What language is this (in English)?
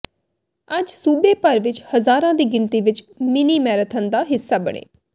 Punjabi